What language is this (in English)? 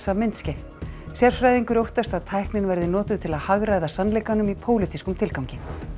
Icelandic